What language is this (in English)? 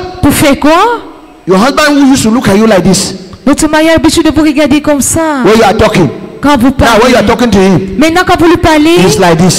French